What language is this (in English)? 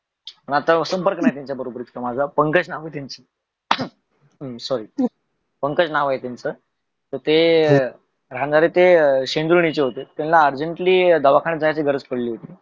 Marathi